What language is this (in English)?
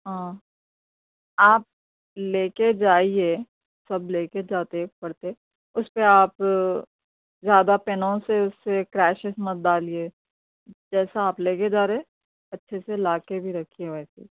Urdu